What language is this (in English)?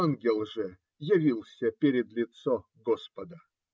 Russian